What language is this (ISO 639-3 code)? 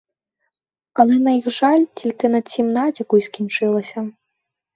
ukr